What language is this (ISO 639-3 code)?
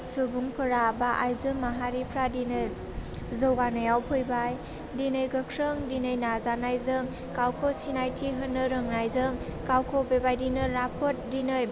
brx